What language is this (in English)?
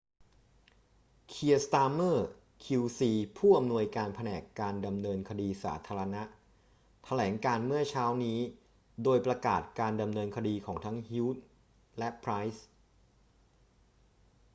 Thai